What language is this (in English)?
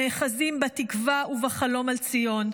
Hebrew